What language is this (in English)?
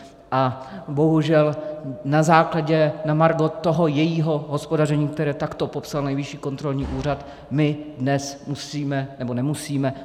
Czech